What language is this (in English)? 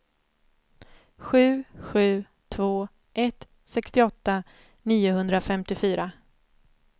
Swedish